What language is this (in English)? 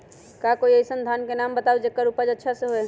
Magahi